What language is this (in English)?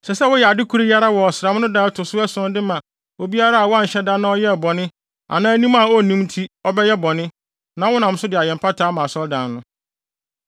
Akan